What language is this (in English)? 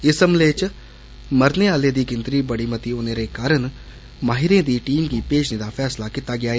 Dogri